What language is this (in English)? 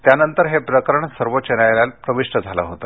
Marathi